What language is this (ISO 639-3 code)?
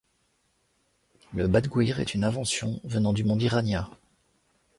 fra